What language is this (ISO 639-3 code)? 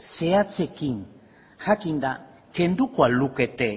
eus